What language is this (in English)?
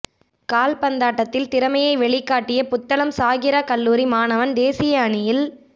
Tamil